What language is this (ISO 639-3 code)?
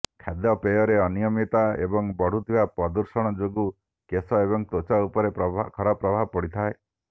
ori